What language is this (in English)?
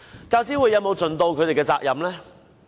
Cantonese